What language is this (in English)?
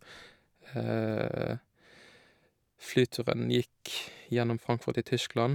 Norwegian